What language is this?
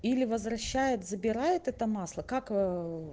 Russian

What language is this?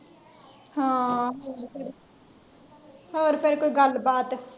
Punjabi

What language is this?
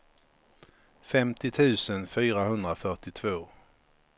Swedish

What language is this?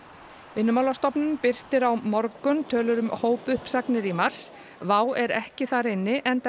Icelandic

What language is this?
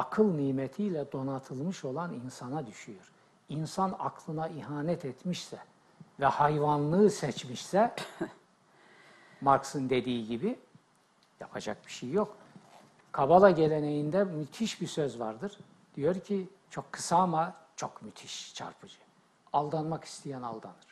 Turkish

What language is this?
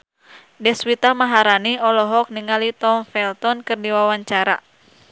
Sundanese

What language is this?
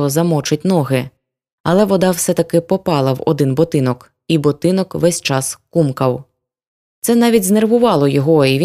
Ukrainian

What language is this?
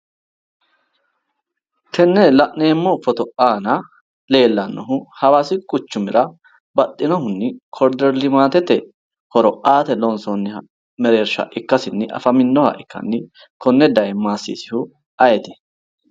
Sidamo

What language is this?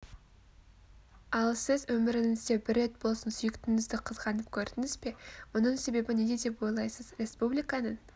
Kazakh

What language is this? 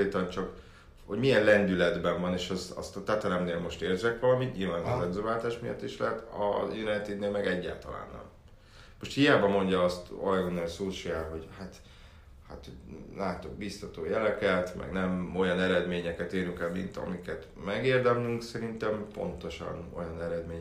Hungarian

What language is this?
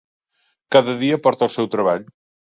Catalan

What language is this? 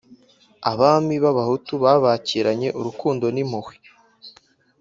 Kinyarwanda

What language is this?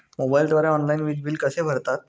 Marathi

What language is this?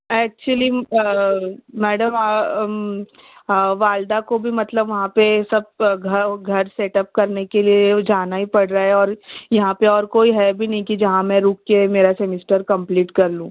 Urdu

